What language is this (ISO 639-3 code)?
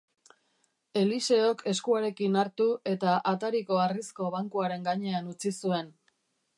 eus